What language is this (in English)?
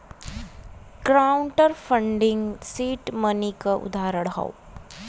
Bhojpuri